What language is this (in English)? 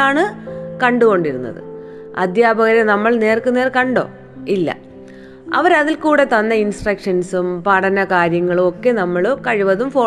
Malayalam